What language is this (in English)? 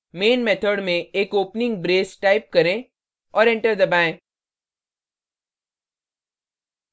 Hindi